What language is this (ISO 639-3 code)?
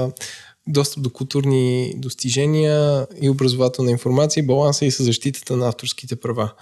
bul